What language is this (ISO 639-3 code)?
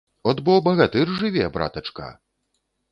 bel